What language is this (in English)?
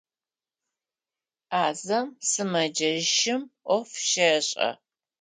Adyghe